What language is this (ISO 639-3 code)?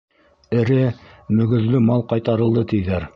bak